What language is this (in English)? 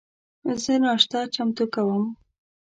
Pashto